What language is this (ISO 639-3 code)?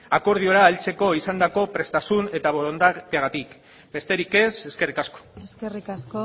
eus